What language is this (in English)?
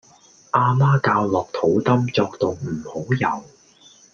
Cantonese